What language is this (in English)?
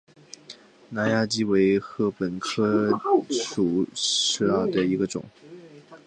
Chinese